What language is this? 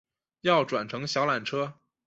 Chinese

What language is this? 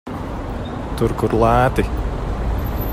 Latvian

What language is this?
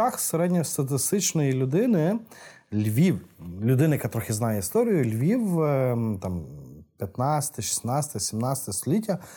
Ukrainian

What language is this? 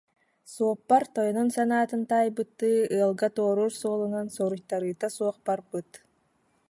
Yakut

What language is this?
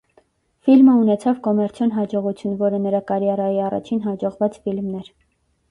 Armenian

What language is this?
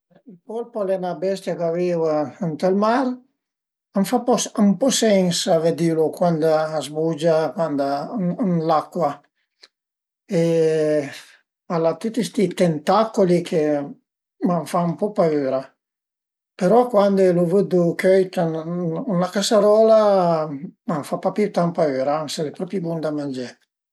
Piedmontese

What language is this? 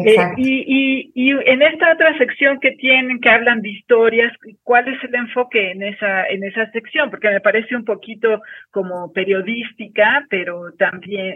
Spanish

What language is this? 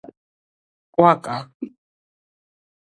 Georgian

